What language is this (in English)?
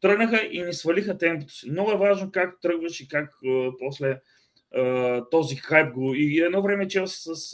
Bulgarian